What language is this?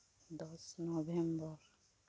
Santali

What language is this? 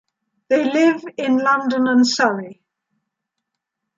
English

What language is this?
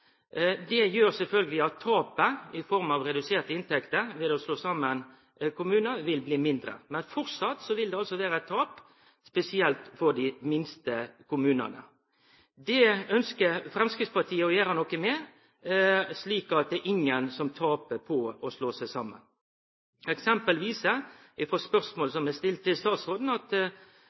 Norwegian Nynorsk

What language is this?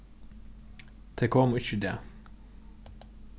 Faroese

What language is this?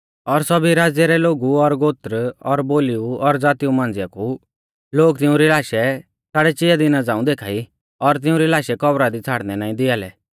Mahasu Pahari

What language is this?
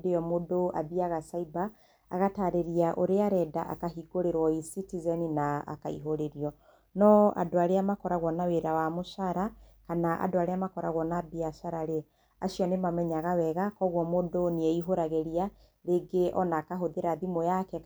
Kikuyu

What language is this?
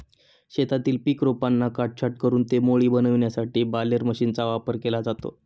Marathi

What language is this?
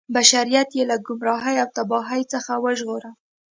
Pashto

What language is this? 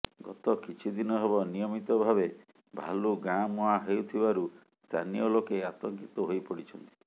Odia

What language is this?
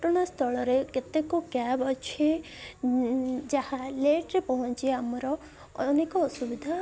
Odia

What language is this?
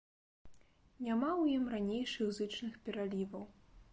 Belarusian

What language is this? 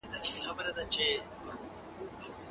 Pashto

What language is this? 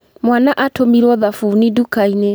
Kikuyu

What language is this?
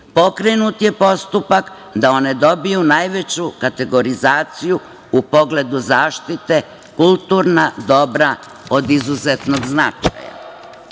Serbian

